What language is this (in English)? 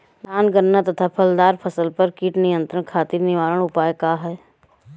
Bhojpuri